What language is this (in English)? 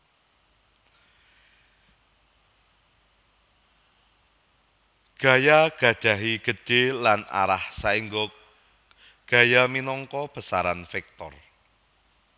Javanese